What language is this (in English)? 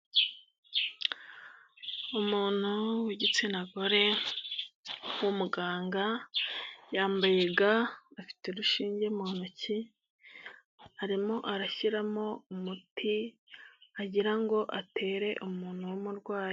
Kinyarwanda